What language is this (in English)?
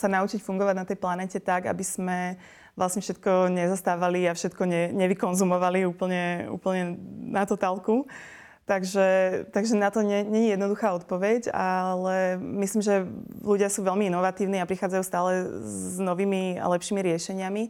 Slovak